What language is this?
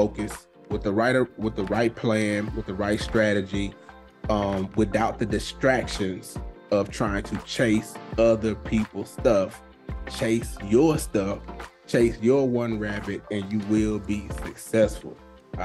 English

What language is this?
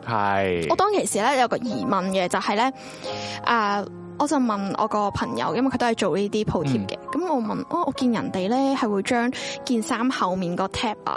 Chinese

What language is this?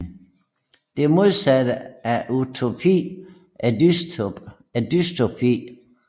Danish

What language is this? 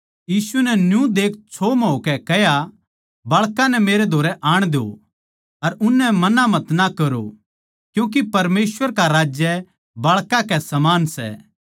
Haryanvi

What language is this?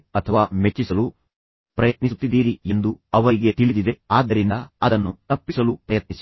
Kannada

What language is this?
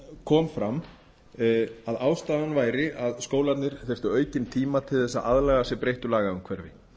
Icelandic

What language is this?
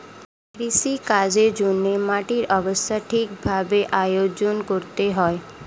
Bangla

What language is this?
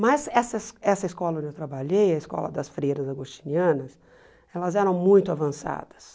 Portuguese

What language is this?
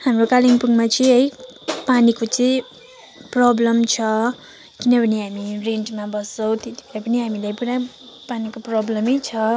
Nepali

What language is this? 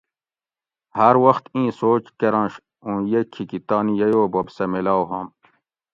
Gawri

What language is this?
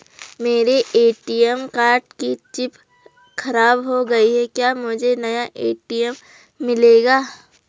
Hindi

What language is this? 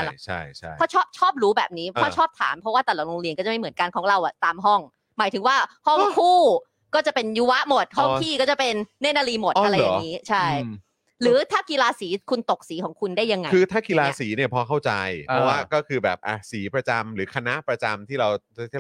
Thai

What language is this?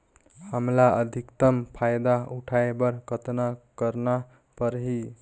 Chhattisgarhi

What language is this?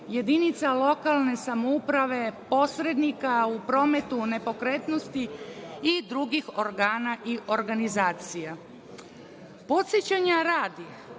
Serbian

